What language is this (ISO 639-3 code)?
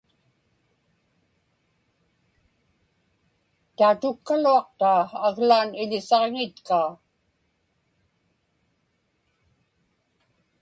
ipk